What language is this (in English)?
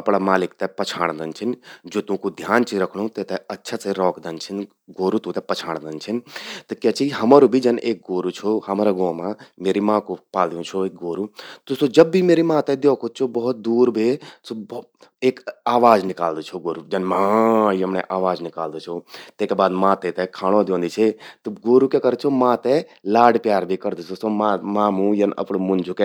Garhwali